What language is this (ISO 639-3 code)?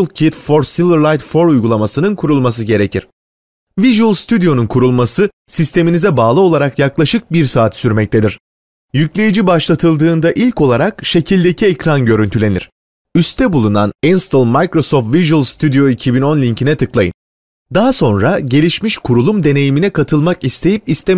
tur